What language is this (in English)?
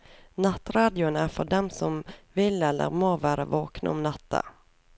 Norwegian